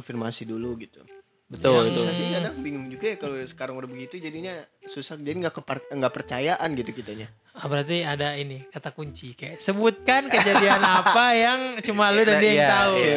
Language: Indonesian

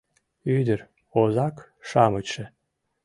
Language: Mari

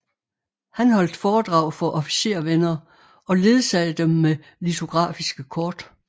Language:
Danish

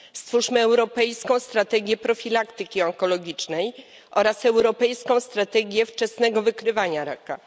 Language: Polish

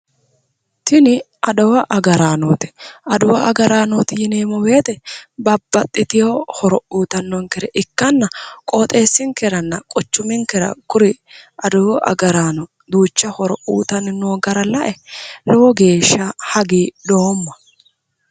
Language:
Sidamo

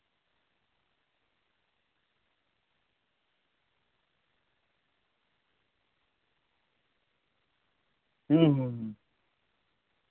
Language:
Santali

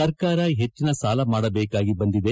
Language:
Kannada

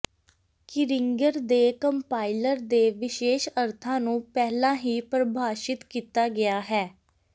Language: Punjabi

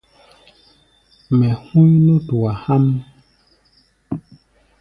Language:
Gbaya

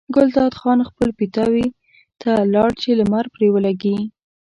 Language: Pashto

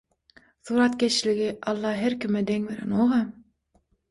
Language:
Turkmen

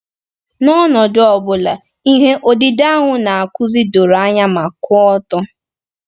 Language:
Igbo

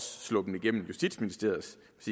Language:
Danish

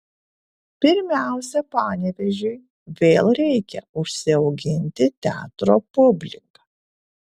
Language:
Lithuanian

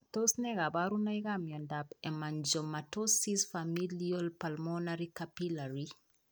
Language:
Kalenjin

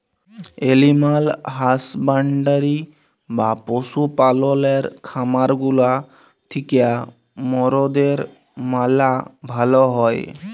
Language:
Bangla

